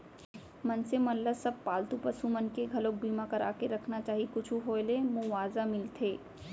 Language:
Chhattisgarhi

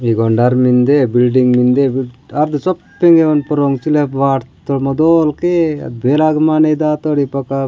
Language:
Gondi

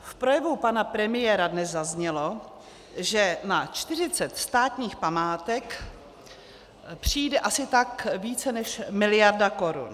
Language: Czech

